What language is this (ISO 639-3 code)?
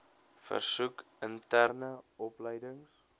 afr